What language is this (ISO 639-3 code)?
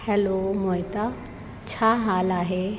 snd